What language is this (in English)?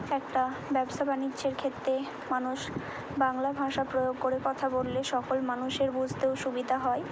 Bangla